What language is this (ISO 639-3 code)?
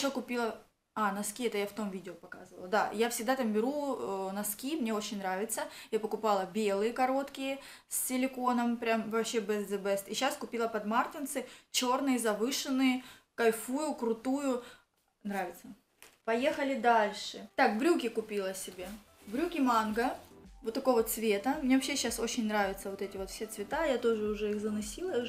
rus